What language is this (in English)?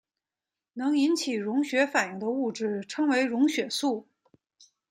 Chinese